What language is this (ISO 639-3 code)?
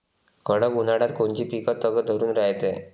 mar